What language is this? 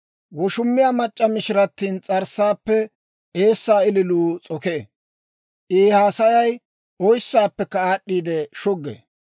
Dawro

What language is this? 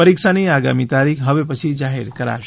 Gujarati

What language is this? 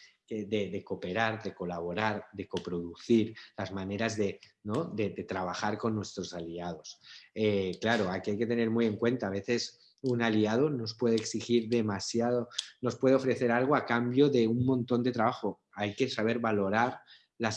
Spanish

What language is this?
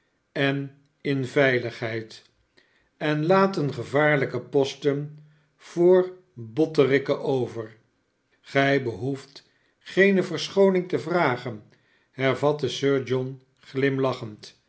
Dutch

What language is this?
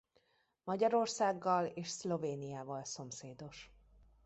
Hungarian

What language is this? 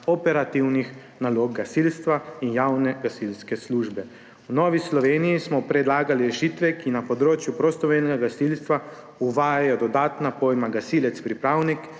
Slovenian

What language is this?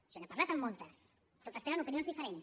Catalan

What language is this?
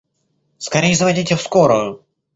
Russian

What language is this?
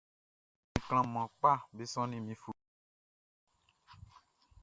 Baoulé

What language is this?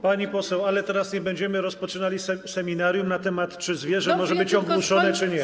Polish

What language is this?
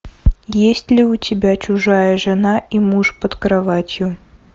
Russian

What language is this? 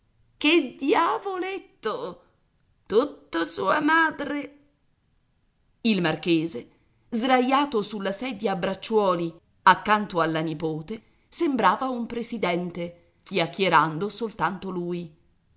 Italian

